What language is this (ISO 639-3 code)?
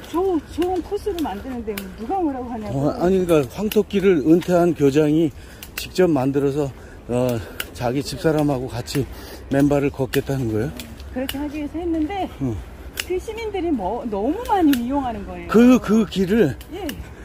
kor